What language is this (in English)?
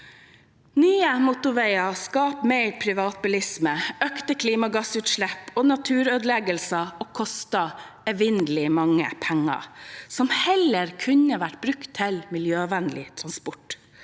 Norwegian